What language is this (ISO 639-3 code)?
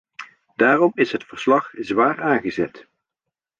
nld